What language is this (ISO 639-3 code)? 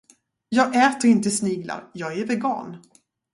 swe